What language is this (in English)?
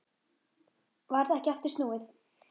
Icelandic